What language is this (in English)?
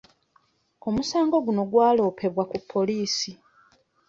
Ganda